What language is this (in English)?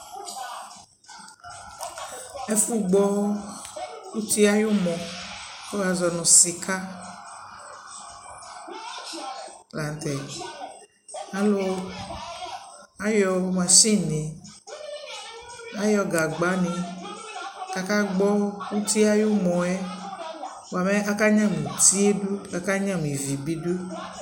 Ikposo